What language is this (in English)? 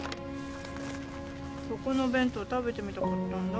Japanese